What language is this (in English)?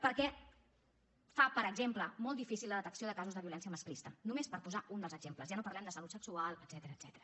Catalan